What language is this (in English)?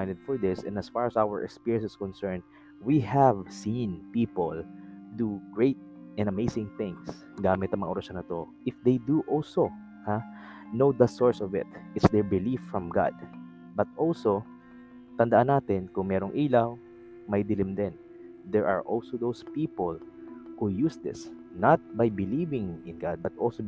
Filipino